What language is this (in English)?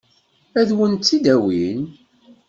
Kabyle